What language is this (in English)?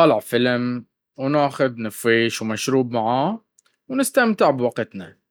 Baharna Arabic